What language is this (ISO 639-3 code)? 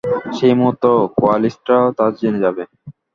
ben